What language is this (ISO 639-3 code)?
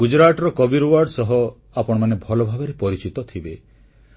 ori